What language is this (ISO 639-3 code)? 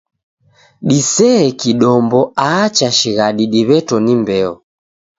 dav